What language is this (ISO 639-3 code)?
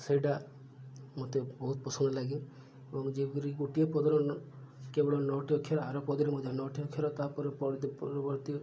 ori